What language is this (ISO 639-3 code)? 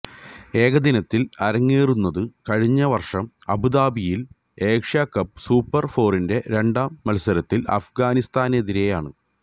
mal